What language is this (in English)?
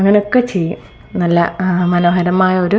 Malayalam